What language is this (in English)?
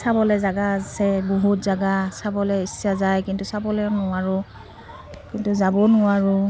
Assamese